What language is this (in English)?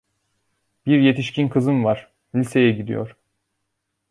Turkish